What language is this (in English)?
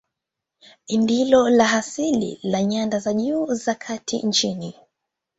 Swahili